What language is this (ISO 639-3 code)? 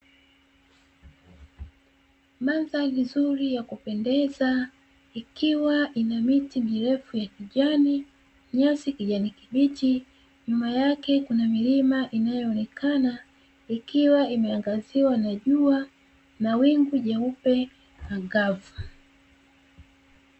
swa